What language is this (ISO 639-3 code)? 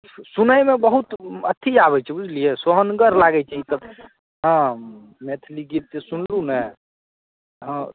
mai